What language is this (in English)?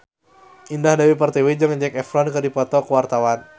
Sundanese